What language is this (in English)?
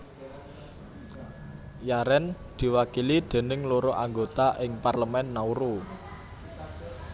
Javanese